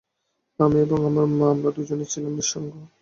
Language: Bangla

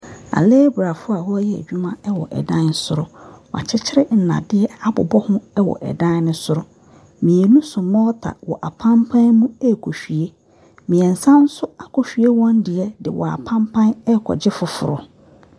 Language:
Akan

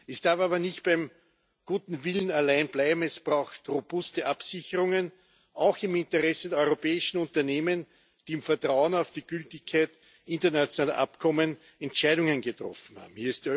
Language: German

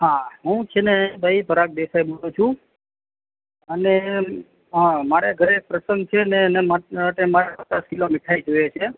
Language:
Gujarati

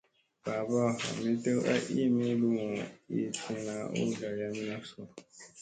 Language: Musey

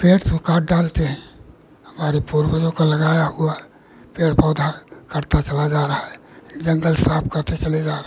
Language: Hindi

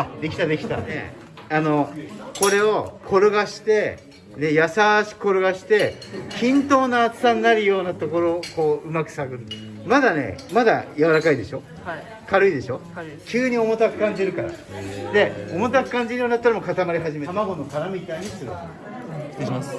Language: Japanese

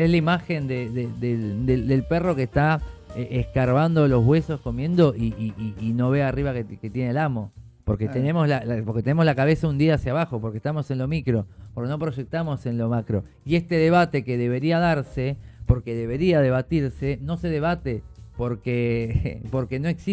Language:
Spanish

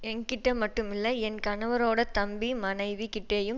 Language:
Tamil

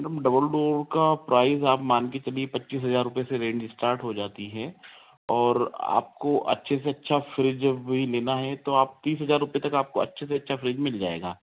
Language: Hindi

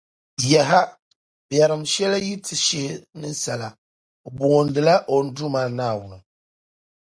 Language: Dagbani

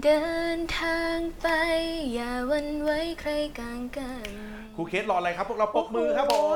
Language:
Thai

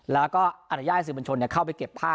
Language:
Thai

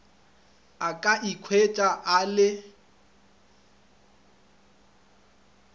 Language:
Northern Sotho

